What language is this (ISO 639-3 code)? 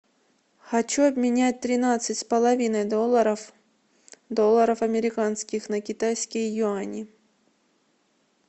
rus